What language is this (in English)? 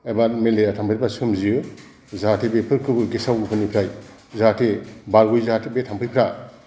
Bodo